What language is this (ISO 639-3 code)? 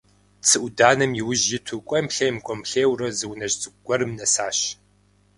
kbd